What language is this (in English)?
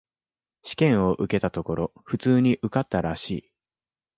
Japanese